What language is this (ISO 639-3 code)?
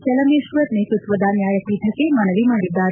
kan